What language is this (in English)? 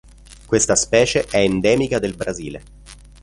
Italian